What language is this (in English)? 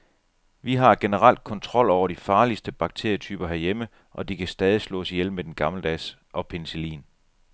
Danish